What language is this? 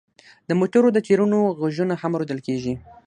Pashto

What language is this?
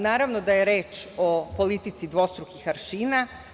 Serbian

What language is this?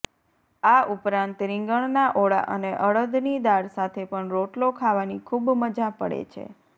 Gujarati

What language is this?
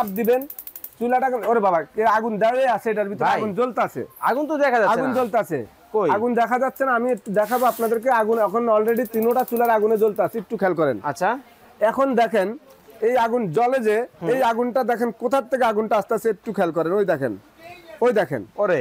Bangla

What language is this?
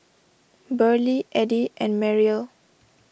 English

